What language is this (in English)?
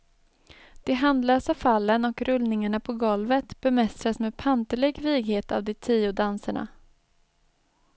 Swedish